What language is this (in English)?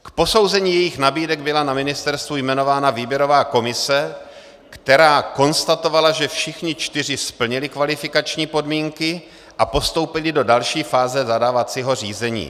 Czech